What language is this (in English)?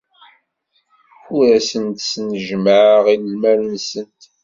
Kabyle